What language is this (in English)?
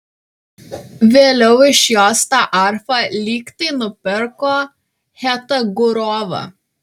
Lithuanian